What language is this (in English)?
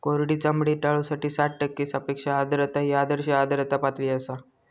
Marathi